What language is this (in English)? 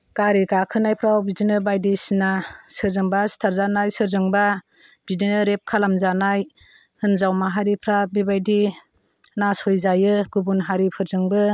Bodo